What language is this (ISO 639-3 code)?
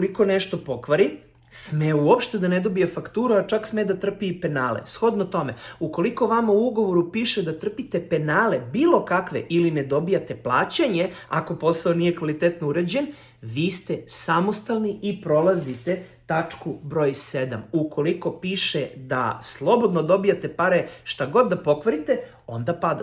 srp